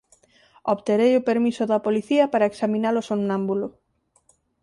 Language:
Galician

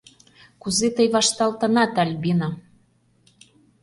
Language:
Mari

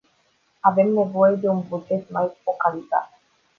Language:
Romanian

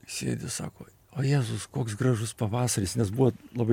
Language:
Lithuanian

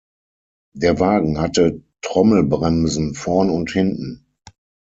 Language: German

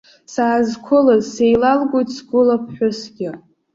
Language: Abkhazian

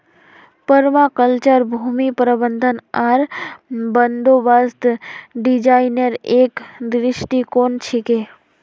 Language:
Magahi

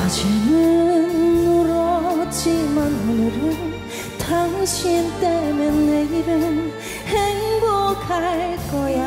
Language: Korean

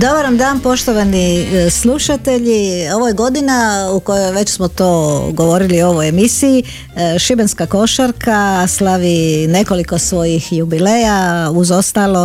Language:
Croatian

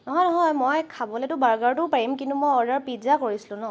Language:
Assamese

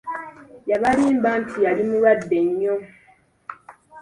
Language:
Ganda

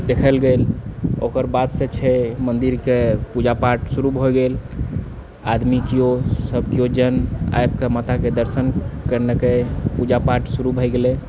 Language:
Maithili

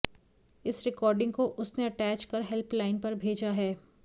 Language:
Hindi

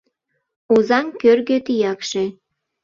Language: Mari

